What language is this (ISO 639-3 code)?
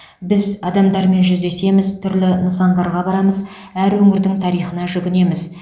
kaz